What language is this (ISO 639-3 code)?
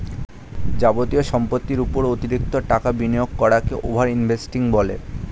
ben